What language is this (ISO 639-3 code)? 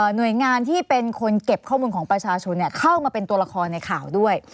tha